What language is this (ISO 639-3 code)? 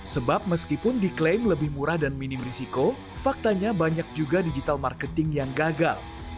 ind